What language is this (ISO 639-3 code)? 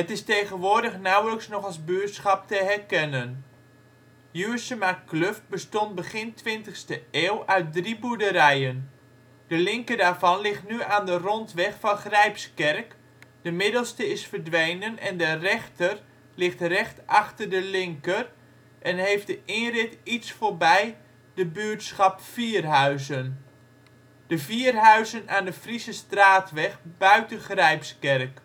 nld